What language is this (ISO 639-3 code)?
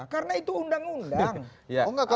ind